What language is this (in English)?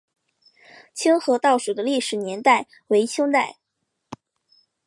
Chinese